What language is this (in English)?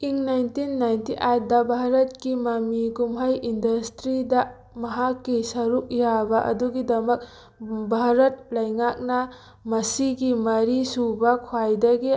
Manipuri